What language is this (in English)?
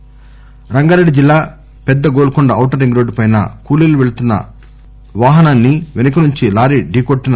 Telugu